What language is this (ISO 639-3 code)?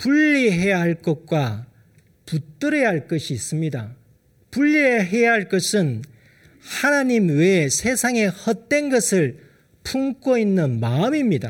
kor